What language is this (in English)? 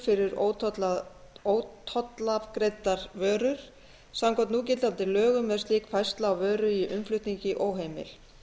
Icelandic